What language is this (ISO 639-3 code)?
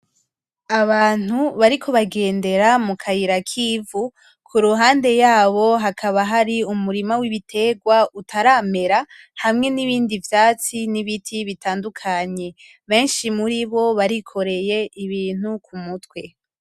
run